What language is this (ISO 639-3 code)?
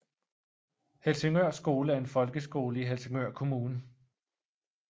dan